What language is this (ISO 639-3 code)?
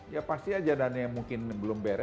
ind